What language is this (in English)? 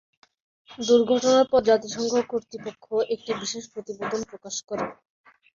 Bangla